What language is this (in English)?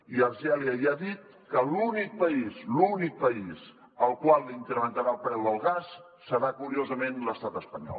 Catalan